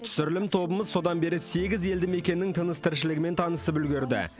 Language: Kazakh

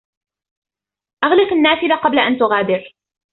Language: Arabic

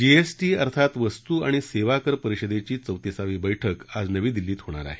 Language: Marathi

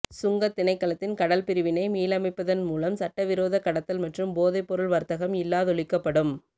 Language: Tamil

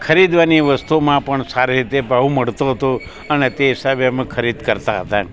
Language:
Gujarati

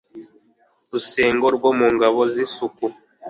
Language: Kinyarwanda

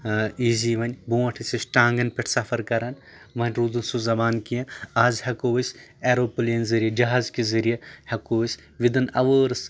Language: Kashmiri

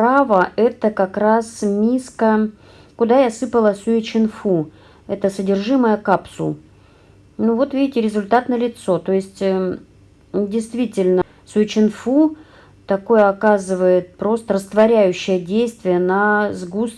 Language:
Russian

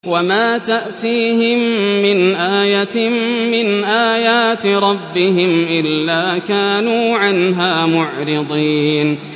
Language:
Arabic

